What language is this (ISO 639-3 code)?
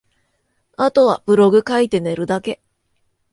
jpn